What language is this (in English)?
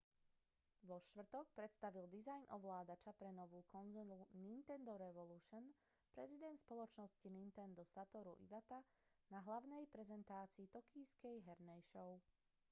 Slovak